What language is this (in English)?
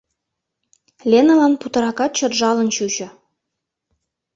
Mari